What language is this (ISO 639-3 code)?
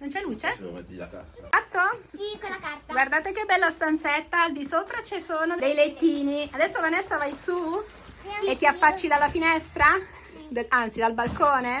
ita